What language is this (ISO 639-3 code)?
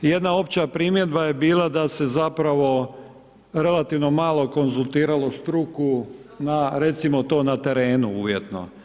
hrv